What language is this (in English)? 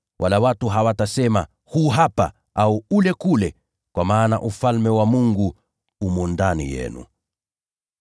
Swahili